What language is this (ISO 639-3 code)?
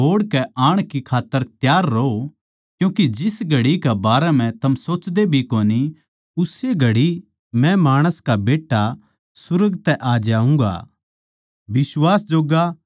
bgc